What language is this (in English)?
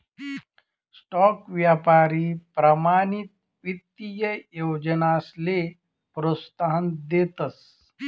Marathi